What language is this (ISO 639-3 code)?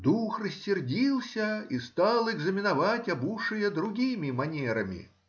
rus